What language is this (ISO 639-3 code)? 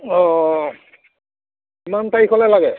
asm